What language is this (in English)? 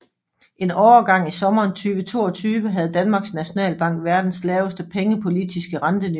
Danish